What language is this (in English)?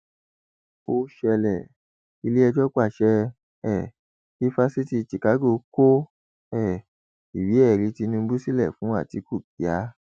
Yoruba